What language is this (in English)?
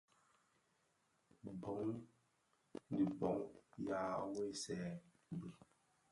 Bafia